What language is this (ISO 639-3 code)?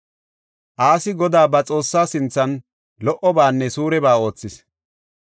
gof